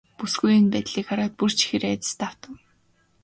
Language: Mongolian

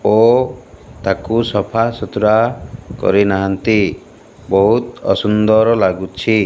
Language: Odia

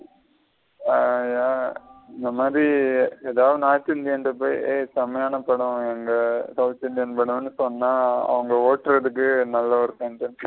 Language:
Tamil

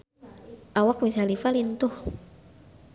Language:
Sundanese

